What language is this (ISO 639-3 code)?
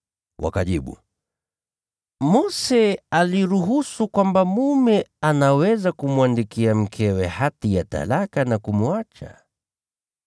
swa